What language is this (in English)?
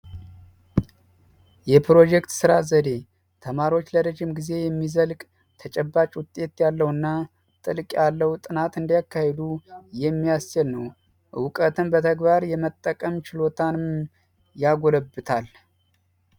Amharic